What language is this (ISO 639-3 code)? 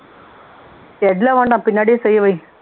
tam